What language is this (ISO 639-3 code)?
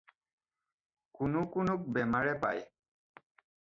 asm